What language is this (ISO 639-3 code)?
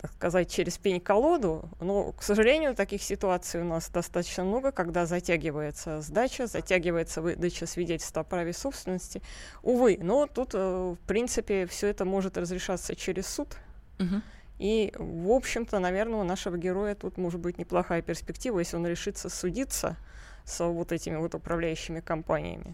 rus